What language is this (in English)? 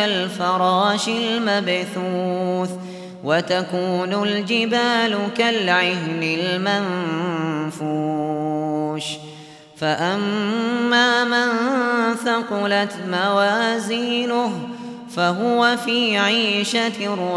Arabic